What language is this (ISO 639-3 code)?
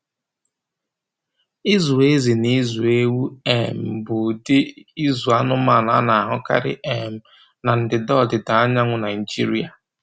ibo